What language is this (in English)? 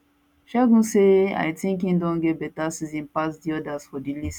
Nigerian Pidgin